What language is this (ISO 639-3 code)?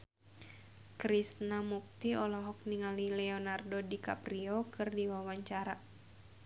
sun